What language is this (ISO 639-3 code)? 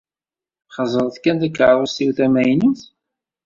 kab